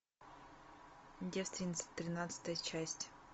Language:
Russian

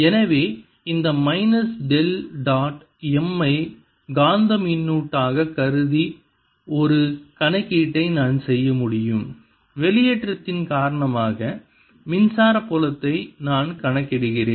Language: Tamil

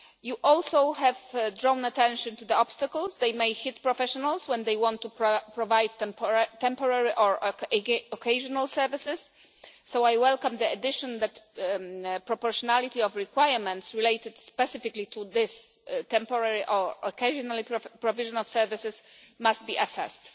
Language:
English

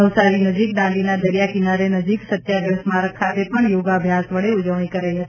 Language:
Gujarati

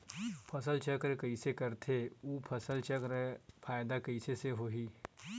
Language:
Chhattisgarhi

